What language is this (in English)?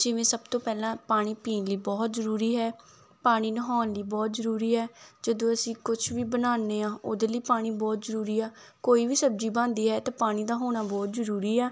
Punjabi